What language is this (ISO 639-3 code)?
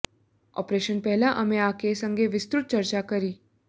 guj